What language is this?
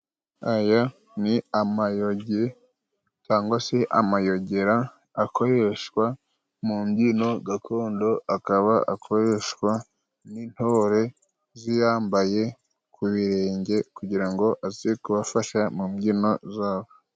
Kinyarwanda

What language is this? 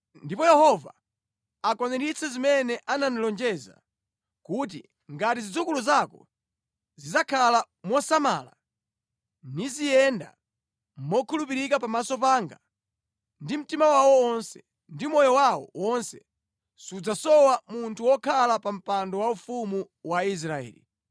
Nyanja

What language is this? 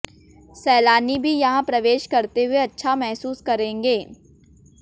Hindi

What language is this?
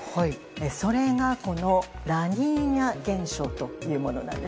Japanese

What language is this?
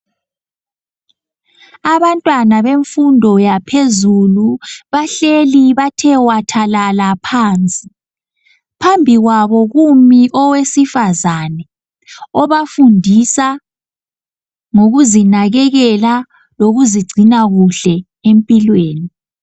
North Ndebele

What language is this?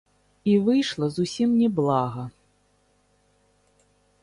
Belarusian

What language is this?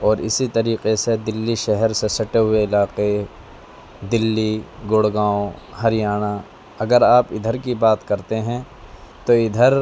Urdu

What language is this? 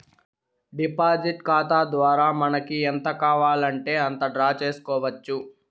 Telugu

